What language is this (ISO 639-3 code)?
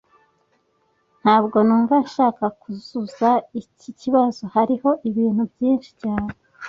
kin